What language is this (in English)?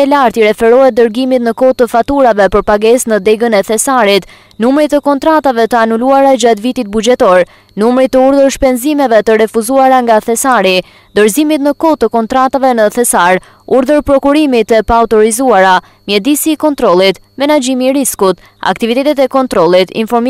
Romanian